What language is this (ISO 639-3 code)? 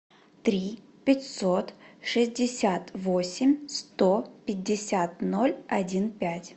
rus